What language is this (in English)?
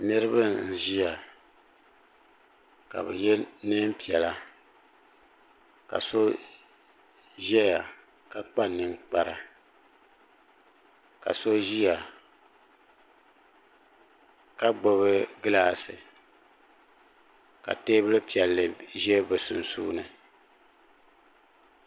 Dagbani